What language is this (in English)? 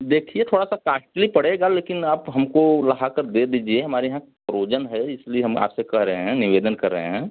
Hindi